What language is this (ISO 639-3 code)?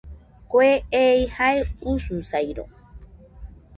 hux